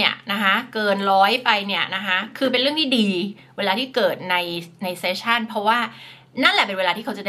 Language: Thai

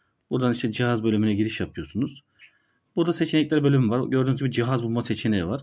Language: Turkish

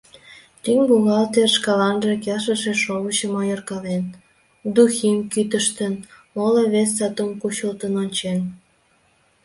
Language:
Mari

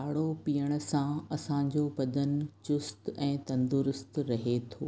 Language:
Sindhi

